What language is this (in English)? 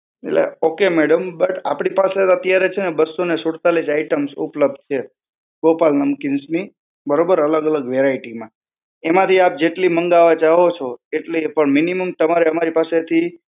Gujarati